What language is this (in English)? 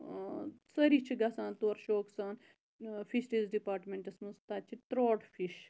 Kashmiri